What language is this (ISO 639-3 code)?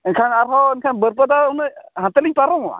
sat